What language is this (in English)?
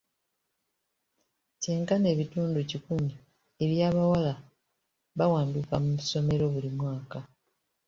Ganda